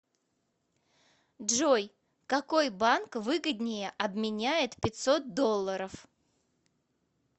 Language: Russian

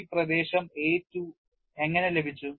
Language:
Malayalam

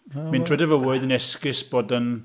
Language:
Welsh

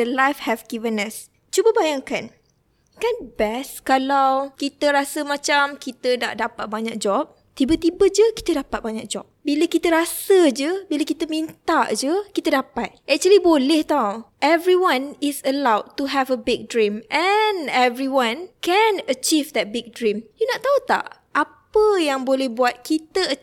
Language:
Malay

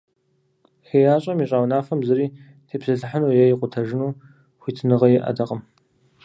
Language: Kabardian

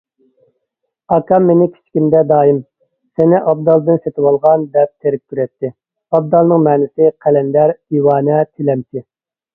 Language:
Uyghur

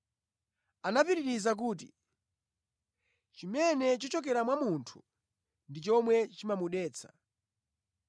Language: Nyanja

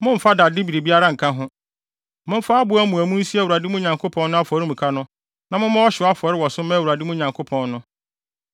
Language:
Akan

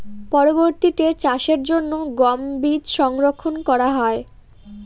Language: Bangla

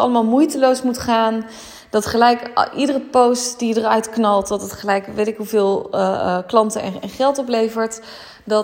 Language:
Dutch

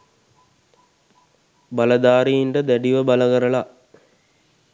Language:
Sinhala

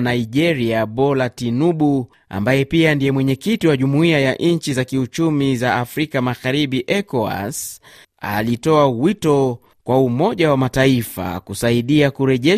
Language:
Swahili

